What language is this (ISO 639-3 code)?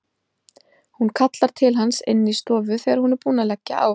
isl